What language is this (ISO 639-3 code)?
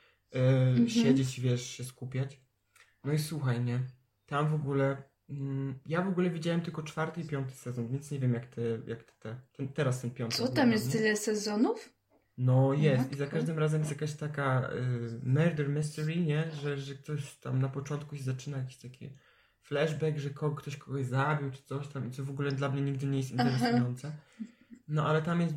pol